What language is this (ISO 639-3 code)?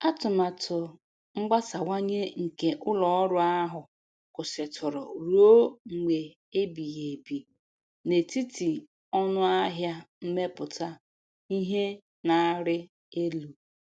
ibo